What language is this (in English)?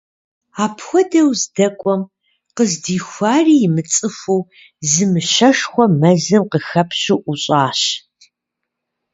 Kabardian